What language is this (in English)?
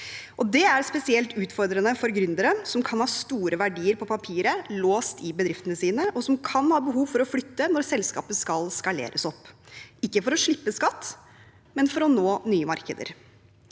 Norwegian